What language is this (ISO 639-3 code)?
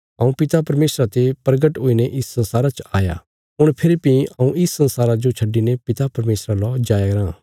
kfs